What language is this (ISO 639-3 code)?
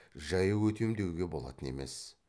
kaz